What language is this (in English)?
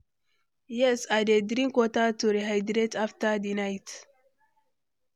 Nigerian Pidgin